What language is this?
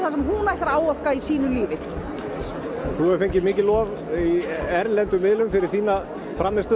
Icelandic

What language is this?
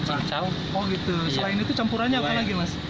Indonesian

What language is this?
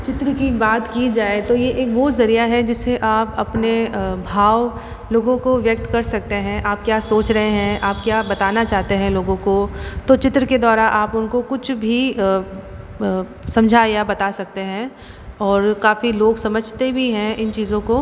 Hindi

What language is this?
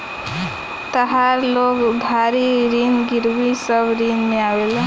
Bhojpuri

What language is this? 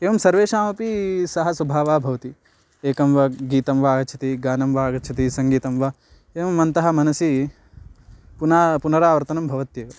Sanskrit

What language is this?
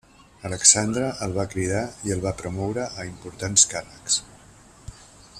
Catalan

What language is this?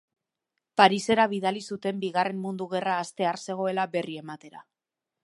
Basque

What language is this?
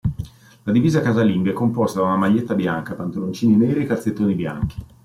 Italian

